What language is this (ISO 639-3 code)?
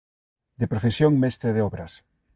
glg